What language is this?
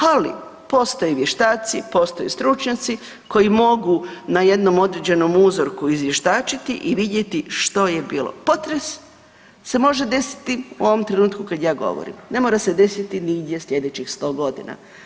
Croatian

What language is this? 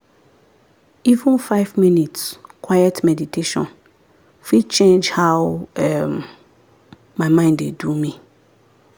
Nigerian Pidgin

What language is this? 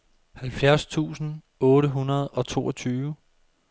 Danish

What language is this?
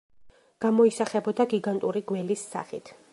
Georgian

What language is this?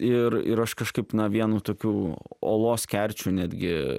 Lithuanian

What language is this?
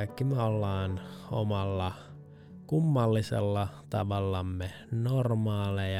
Finnish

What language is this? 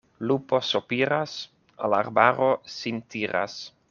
Esperanto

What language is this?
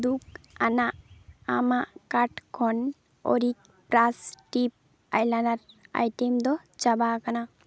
Santali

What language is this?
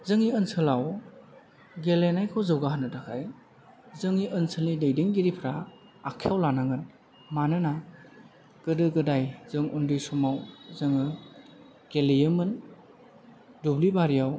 Bodo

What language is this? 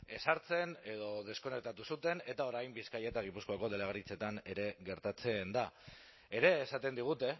Basque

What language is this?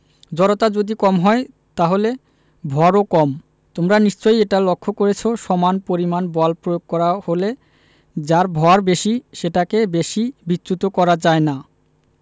Bangla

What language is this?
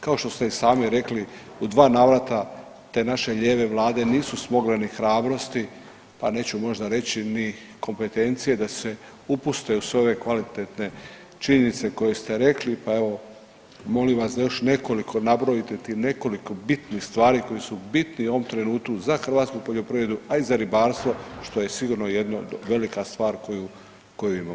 Croatian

